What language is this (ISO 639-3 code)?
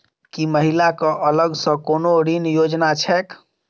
mai